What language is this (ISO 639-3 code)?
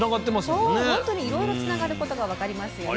jpn